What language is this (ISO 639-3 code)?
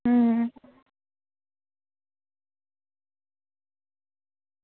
doi